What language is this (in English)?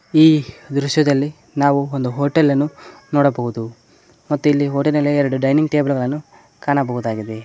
Kannada